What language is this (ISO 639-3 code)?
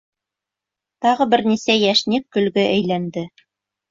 bak